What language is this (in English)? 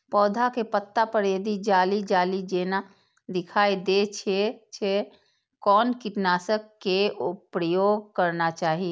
Maithili